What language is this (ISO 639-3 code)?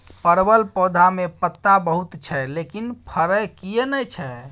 mai